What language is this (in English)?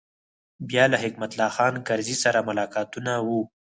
Pashto